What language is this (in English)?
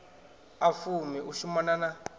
Venda